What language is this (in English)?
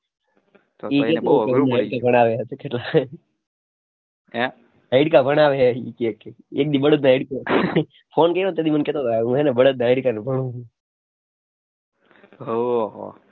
Gujarati